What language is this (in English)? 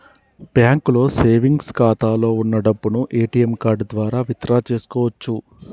Telugu